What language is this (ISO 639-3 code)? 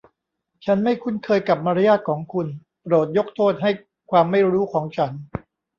tha